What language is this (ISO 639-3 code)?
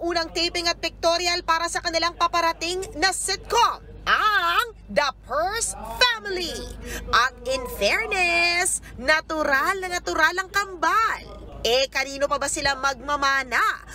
fil